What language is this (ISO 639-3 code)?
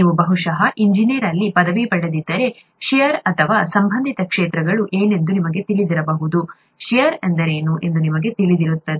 kan